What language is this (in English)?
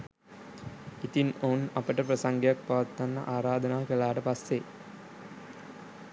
Sinhala